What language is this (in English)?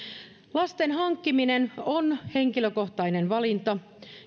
Finnish